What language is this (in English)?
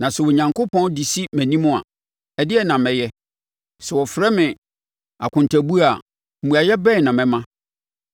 Akan